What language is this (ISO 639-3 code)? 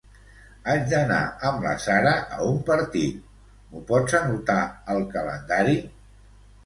cat